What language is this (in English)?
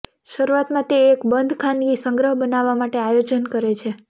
Gujarati